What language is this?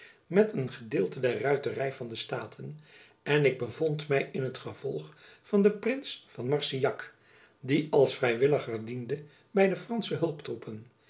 Dutch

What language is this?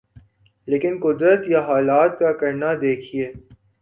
Urdu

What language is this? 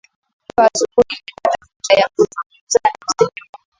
Swahili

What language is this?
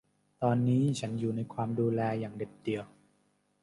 Thai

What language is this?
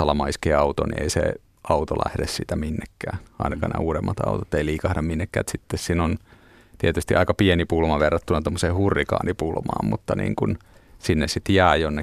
Finnish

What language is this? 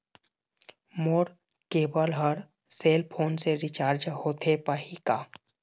Chhattisgarhi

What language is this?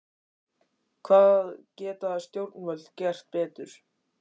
Icelandic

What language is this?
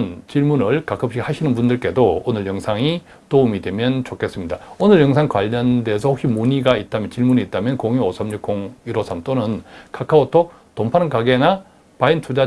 Korean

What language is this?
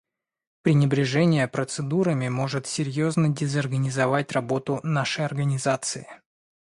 Russian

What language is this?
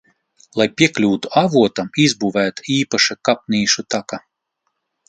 Latvian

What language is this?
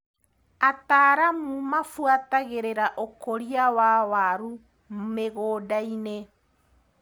Kikuyu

